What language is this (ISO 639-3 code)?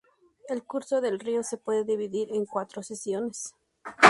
spa